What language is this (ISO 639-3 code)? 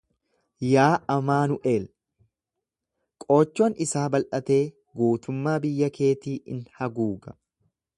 orm